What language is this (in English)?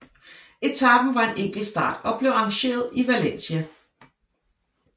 Danish